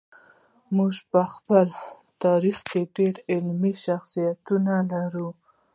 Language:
Pashto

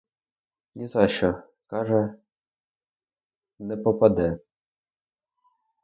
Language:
Ukrainian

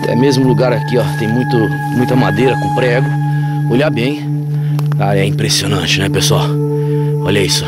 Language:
Portuguese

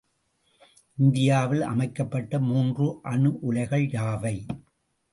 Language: Tamil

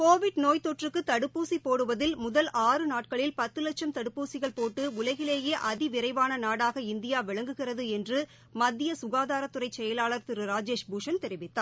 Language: Tamil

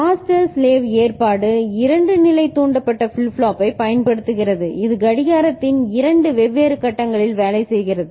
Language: Tamil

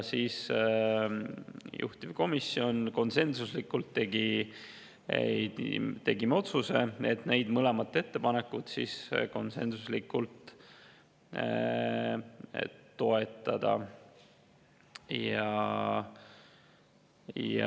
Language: Estonian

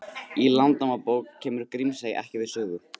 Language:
Icelandic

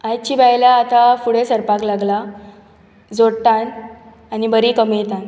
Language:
Konkani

